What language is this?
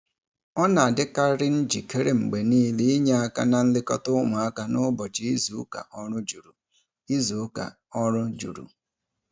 Igbo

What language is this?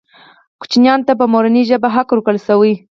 Pashto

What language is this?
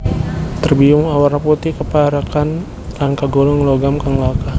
Javanese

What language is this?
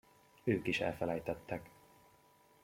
Hungarian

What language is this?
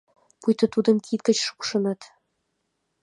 Mari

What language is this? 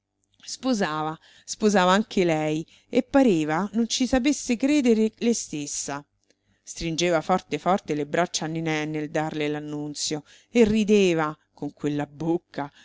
Italian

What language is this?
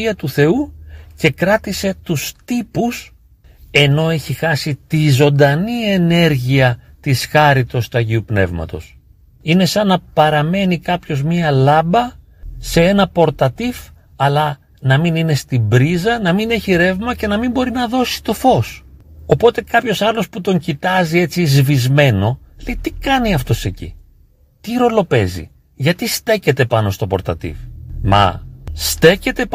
Greek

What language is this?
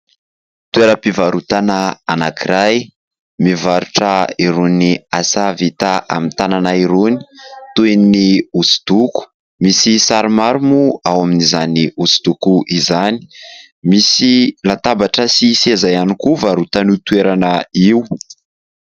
Malagasy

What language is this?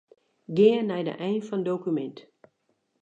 Western Frisian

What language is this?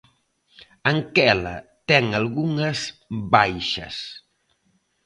Galician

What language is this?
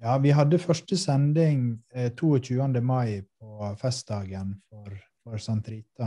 Swedish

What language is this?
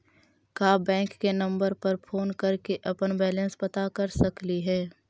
Magahi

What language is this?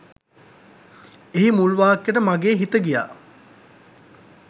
Sinhala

